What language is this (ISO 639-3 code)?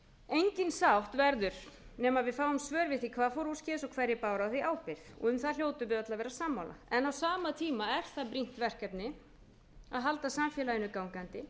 isl